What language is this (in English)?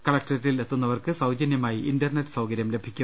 Malayalam